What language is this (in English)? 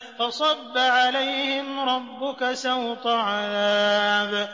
Arabic